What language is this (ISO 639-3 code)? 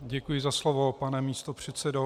ces